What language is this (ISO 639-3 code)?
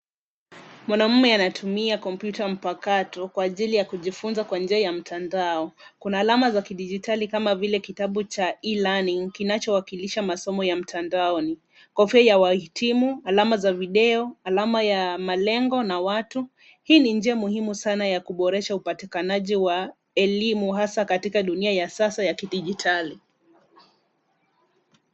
swa